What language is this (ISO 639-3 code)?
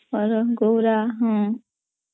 ori